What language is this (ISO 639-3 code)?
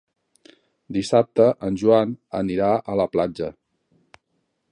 cat